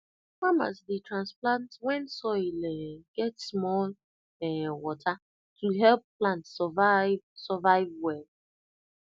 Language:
Nigerian Pidgin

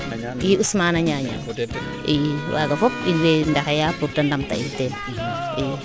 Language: Serer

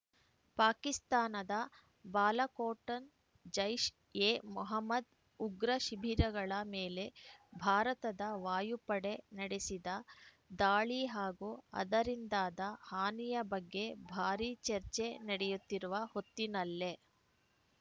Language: Kannada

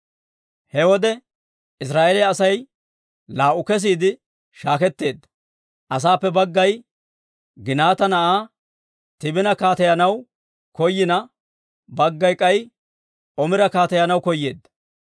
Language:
Dawro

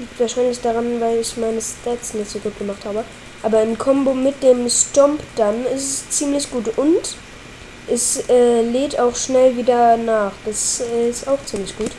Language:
German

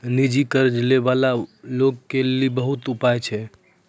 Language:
Maithili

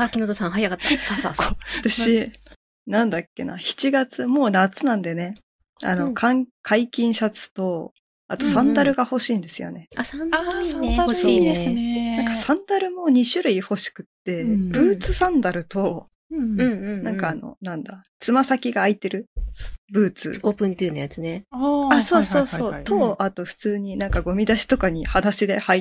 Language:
Japanese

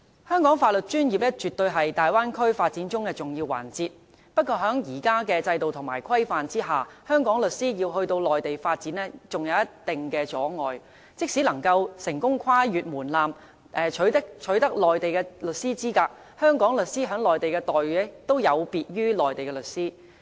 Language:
Cantonese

